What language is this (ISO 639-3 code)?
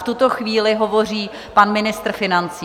ces